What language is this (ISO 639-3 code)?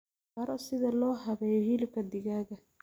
som